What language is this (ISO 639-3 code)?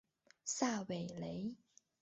zho